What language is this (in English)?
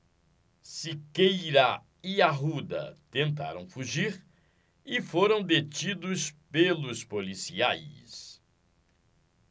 Portuguese